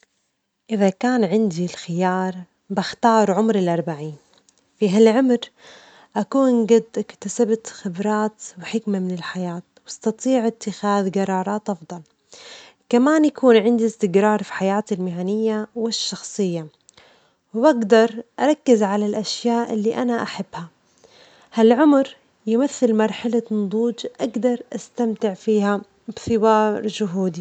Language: Omani Arabic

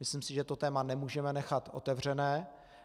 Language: Czech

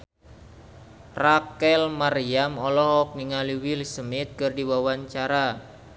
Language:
Sundanese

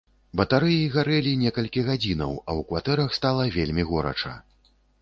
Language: Belarusian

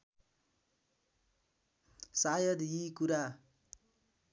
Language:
Nepali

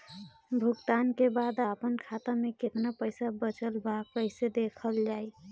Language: Bhojpuri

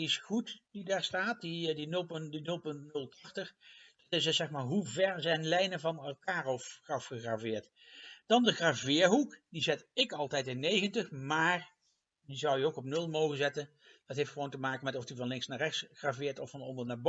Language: Dutch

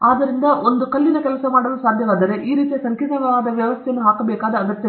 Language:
Kannada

